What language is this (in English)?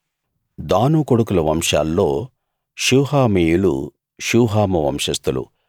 Telugu